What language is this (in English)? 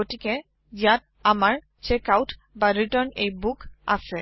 Assamese